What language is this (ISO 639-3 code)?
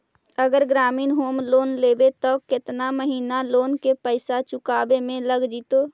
mag